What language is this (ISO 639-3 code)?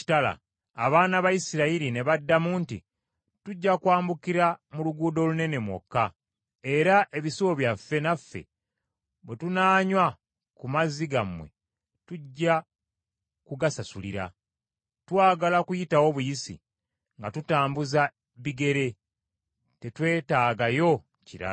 lug